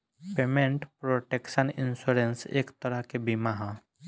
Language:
Bhojpuri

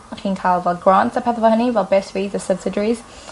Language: Welsh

